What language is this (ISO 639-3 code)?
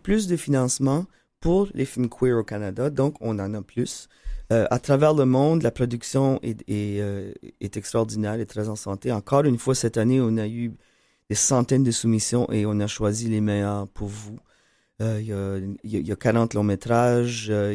fra